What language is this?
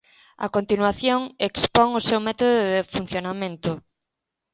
Galician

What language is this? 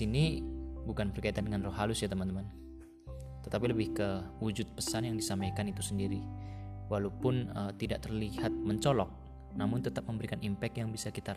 Indonesian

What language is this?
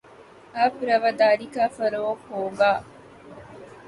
Urdu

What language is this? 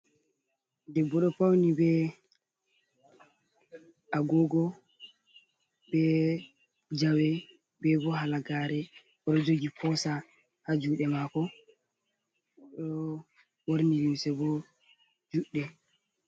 Fula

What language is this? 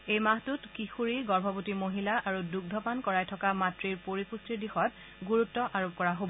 Assamese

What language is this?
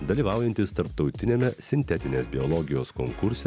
Lithuanian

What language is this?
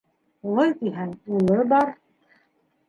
Bashkir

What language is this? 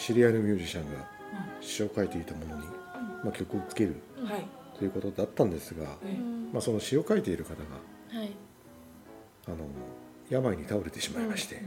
Japanese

